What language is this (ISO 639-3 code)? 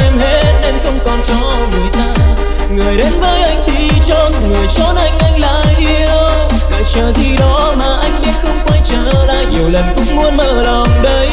vie